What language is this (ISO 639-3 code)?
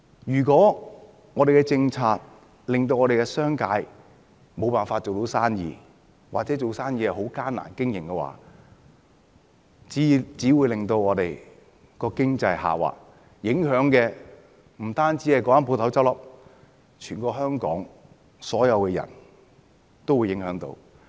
yue